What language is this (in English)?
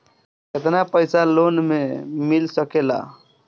Bhojpuri